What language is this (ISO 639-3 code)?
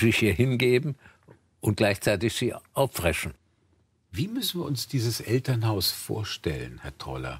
deu